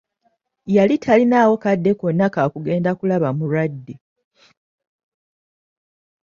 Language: Ganda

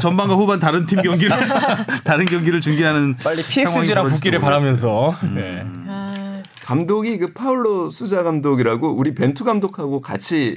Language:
Korean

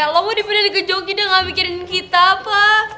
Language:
Indonesian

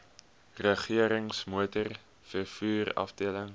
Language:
Afrikaans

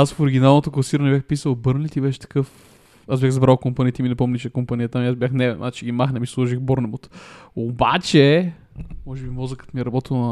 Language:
Bulgarian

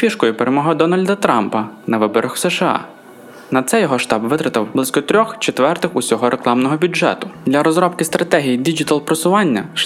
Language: Ukrainian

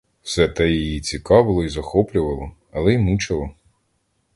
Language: Ukrainian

